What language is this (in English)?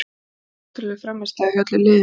Icelandic